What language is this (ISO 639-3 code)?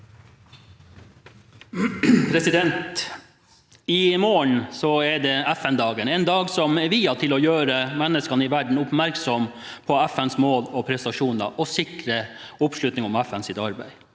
nor